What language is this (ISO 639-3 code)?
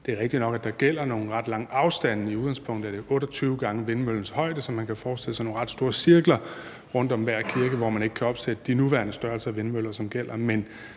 dan